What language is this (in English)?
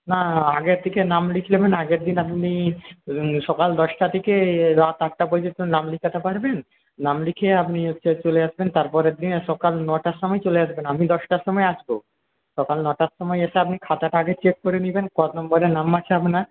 Bangla